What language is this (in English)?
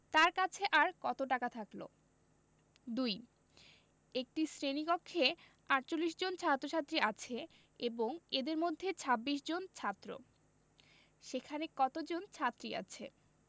Bangla